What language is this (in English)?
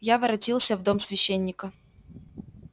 Russian